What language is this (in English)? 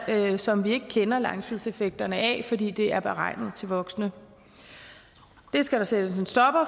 Danish